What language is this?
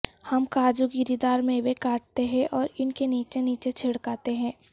Urdu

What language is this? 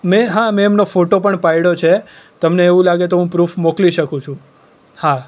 Gujarati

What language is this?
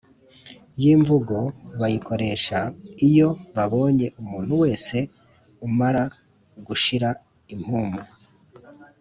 Kinyarwanda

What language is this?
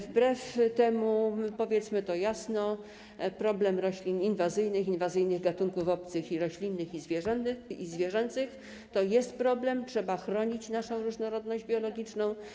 Polish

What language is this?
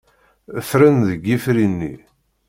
Kabyle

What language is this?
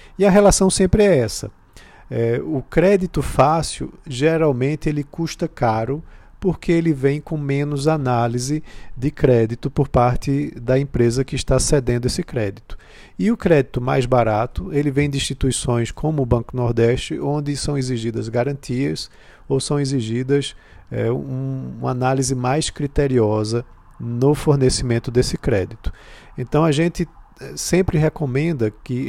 Portuguese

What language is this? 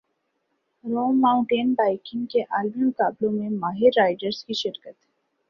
Urdu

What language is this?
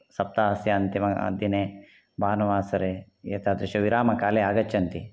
Sanskrit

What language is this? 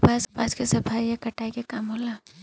Bhojpuri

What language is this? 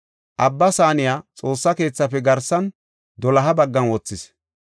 Gofa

